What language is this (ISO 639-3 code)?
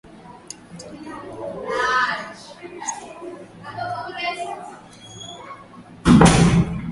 swa